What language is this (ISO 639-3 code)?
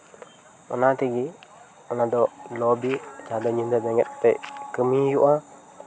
sat